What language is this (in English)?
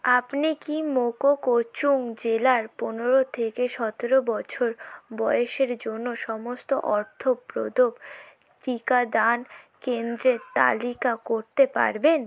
Bangla